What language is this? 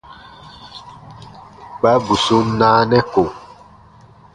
Baatonum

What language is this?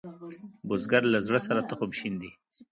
Pashto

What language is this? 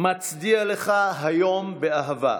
Hebrew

